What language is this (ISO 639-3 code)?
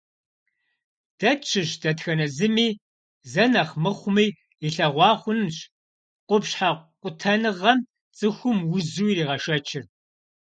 kbd